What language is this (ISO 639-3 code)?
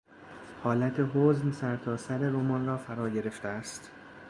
fas